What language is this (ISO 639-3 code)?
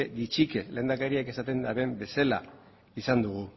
eus